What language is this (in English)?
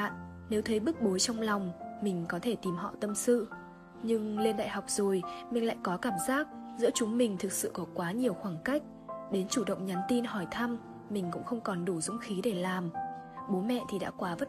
Vietnamese